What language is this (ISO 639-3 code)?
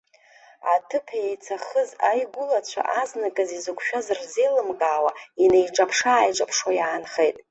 abk